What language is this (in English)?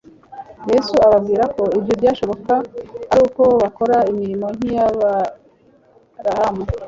Kinyarwanda